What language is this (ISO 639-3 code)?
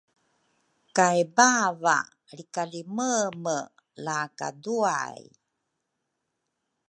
dru